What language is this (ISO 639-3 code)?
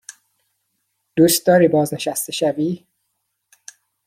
fas